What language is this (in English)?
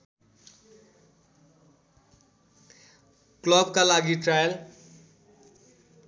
Nepali